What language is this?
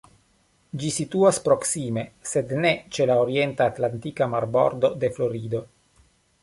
Esperanto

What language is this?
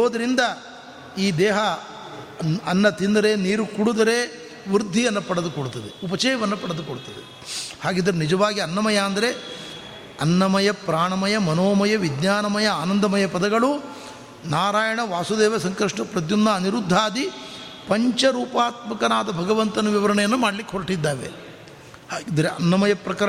Kannada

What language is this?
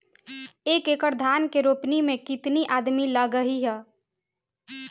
Bhojpuri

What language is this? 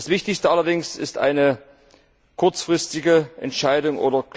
German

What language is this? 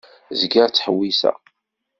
Kabyle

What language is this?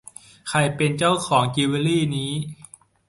Thai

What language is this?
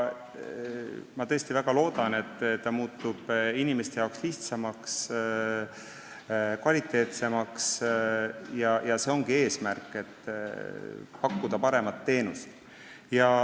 Estonian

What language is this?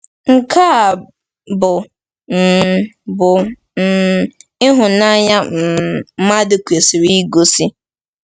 Igbo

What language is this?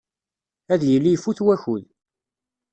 Kabyle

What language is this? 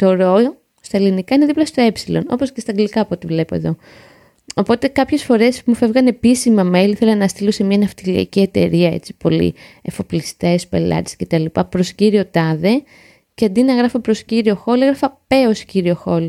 Greek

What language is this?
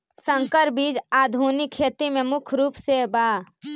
Magahi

